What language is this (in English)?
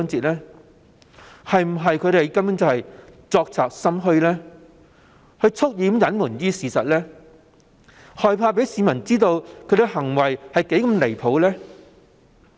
Cantonese